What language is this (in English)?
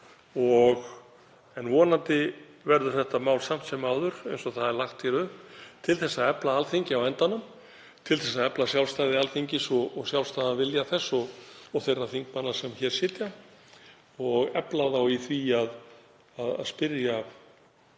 Icelandic